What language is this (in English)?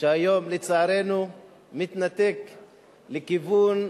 Hebrew